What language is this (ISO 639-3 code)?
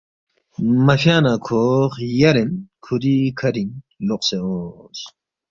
bft